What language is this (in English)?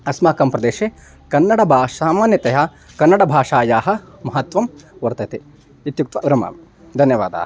Sanskrit